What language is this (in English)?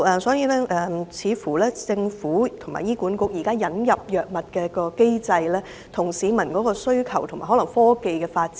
Cantonese